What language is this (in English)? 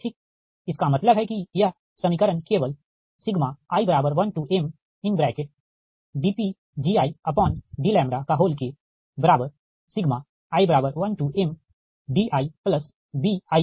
Hindi